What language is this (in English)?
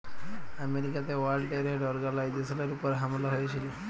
Bangla